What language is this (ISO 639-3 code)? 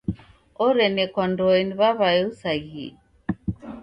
dav